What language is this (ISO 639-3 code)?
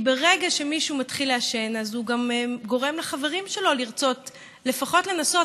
heb